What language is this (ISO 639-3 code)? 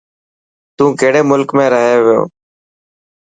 mki